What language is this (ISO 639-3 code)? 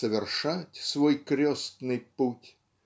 rus